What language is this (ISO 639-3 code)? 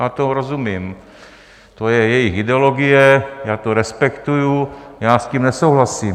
ces